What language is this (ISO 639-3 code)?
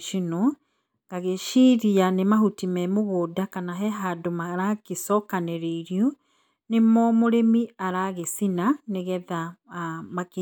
kik